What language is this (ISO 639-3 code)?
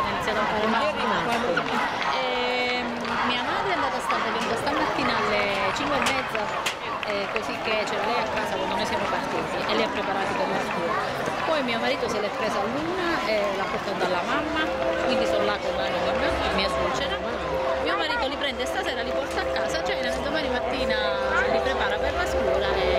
ita